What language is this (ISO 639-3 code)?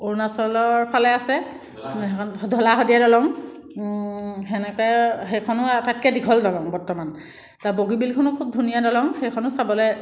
asm